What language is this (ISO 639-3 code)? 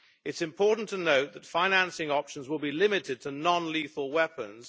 eng